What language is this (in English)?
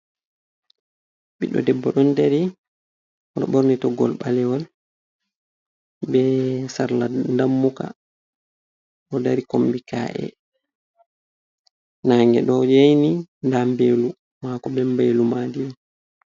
Fula